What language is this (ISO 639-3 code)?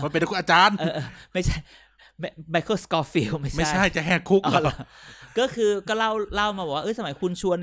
tha